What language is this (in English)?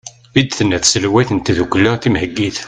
Kabyle